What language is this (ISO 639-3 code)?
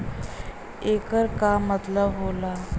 bho